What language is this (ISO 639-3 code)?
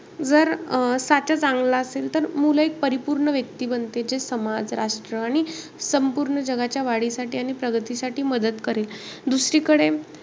mar